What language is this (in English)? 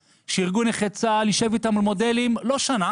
Hebrew